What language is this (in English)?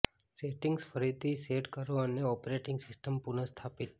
Gujarati